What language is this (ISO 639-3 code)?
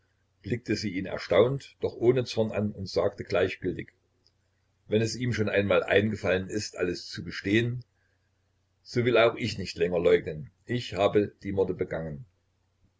deu